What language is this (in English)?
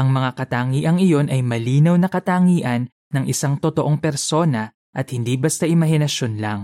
Filipino